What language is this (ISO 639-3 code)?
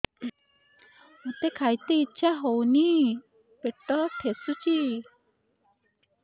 ori